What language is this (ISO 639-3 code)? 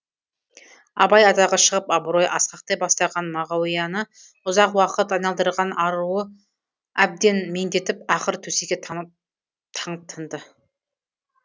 kaz